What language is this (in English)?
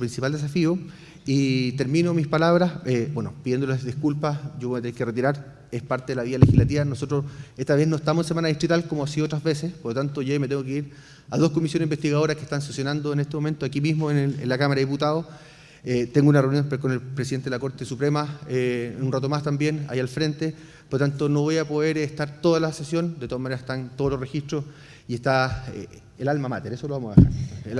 Spanish